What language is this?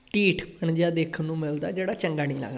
Punjabi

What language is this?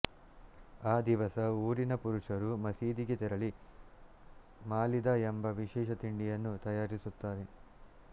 Kannada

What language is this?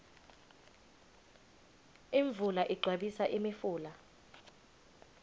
Swati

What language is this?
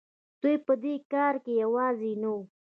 Pashto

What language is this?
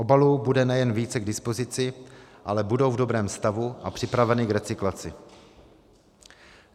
Czech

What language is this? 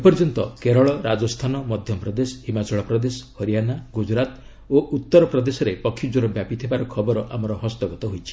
Odia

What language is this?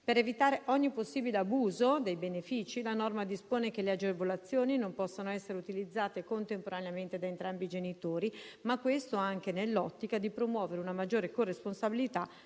Italian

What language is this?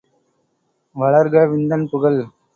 Tamil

